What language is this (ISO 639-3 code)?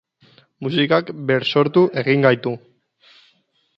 eus